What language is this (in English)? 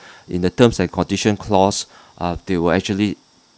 English